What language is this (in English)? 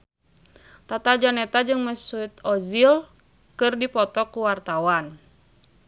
Sundanese